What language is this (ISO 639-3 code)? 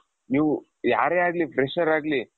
kan